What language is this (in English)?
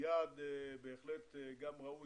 Hebrew